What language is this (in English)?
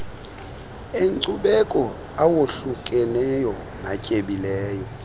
Xhosa